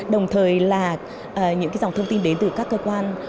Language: Vietnamese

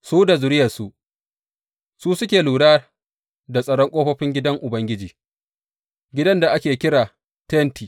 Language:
Hausa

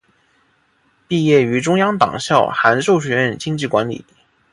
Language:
Chinese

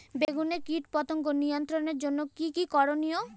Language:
Bangla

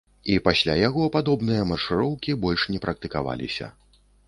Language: Belarusian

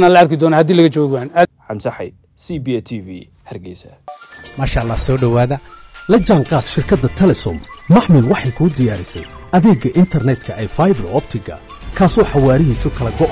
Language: Arabic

